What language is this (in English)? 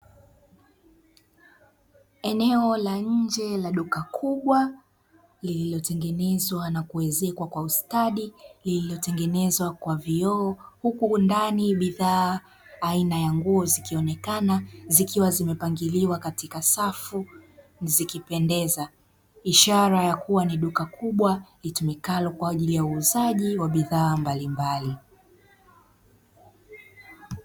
Swahili